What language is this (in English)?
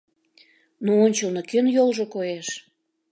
Mari